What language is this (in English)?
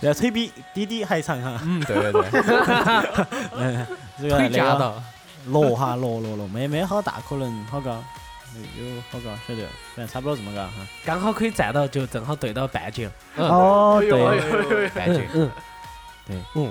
Chinese